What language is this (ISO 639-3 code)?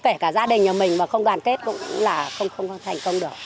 vie